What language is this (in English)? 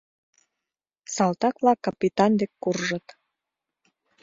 Mari